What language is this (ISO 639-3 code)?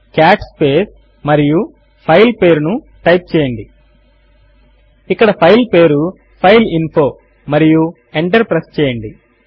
tel